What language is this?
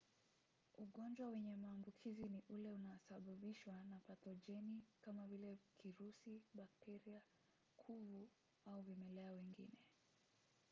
Swahili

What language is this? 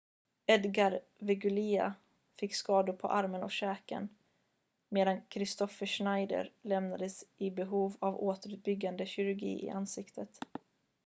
Swedish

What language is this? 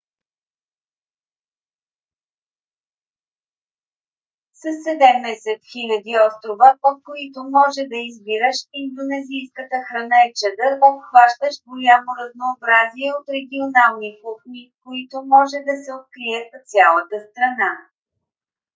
Bulgarian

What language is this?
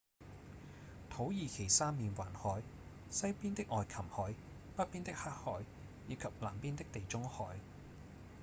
Cantonese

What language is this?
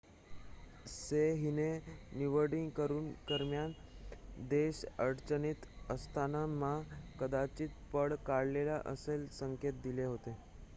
Marathi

